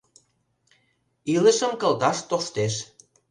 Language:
Mari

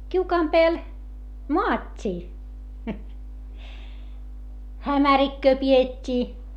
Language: Finnish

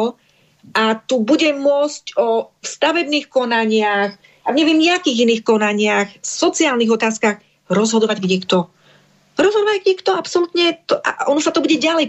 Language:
Slovak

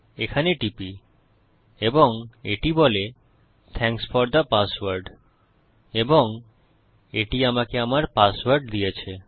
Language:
Bangla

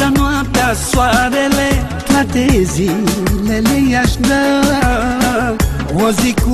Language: Romanian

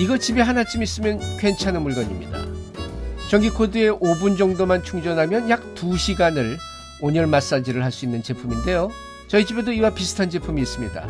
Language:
Korean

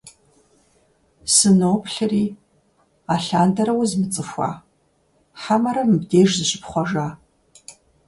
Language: Kabardian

